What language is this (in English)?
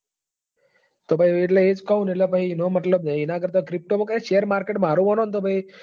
Gujarati